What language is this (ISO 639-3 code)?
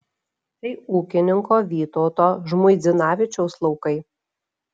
lit